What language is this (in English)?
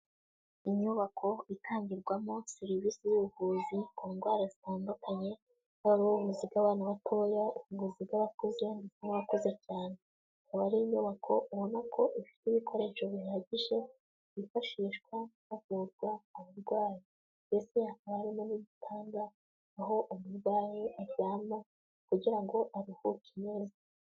Kinyarwanda